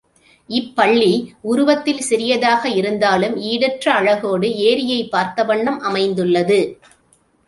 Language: Tamil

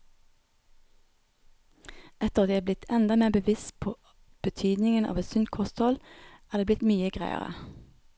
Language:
Norwegian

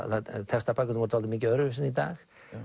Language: Icelandic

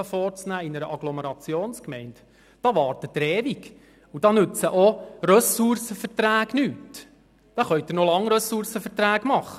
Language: Swiss German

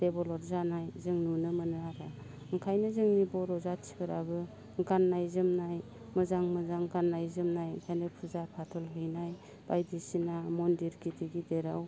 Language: Bodo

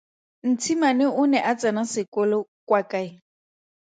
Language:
Tswana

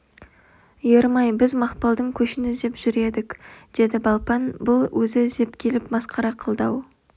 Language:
Kazakh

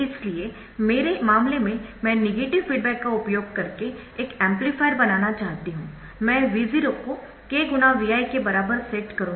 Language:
Hindi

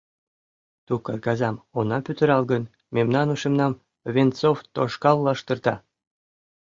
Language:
Mari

